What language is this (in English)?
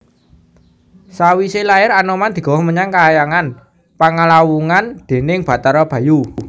Javanese